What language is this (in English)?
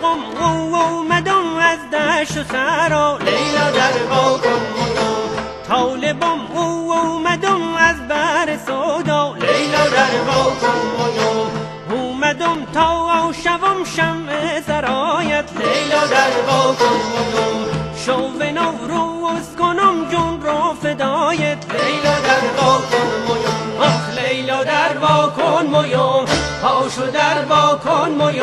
Persian